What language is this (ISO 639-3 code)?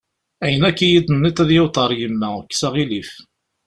kab